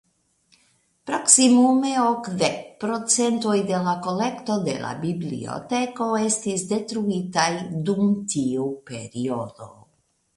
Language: Esperanto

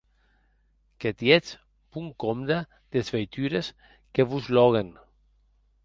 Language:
Occitan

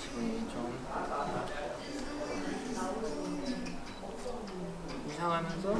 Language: Korean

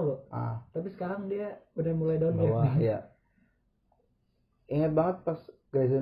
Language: Indonesian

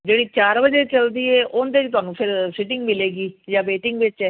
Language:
Punjabi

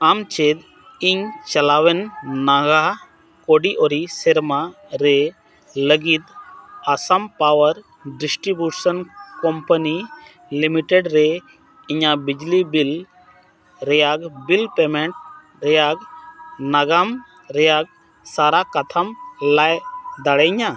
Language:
Santali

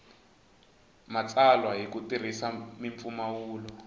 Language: Tsonga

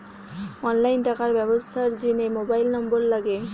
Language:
Bangla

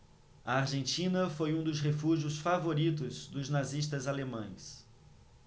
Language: Portuguese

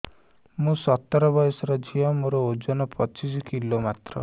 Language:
Odia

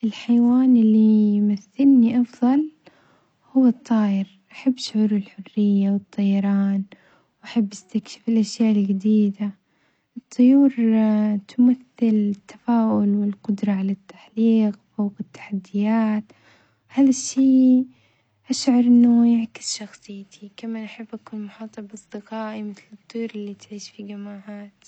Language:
Omani Arabic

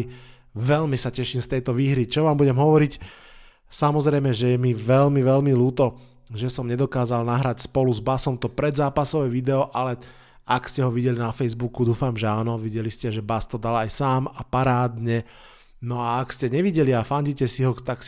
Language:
Slovak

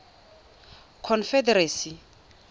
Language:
Tswana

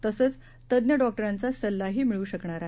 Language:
Marathi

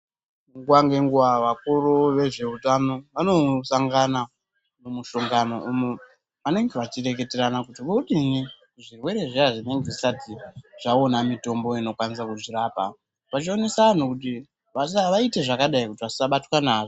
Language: Ndau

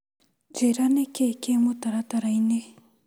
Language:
Kikuyu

